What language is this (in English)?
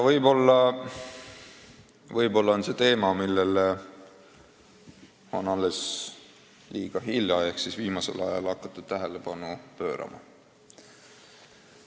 Estonian